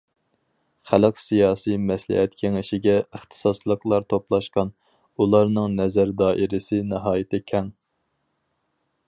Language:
Uyghur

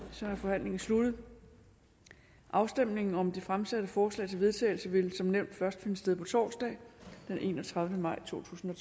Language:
Danish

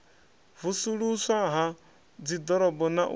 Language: Venda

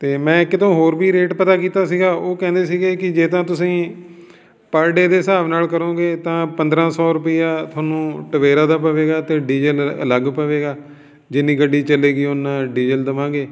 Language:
Punjabi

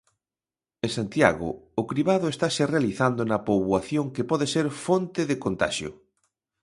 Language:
Galician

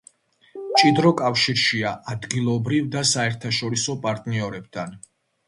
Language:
Georgian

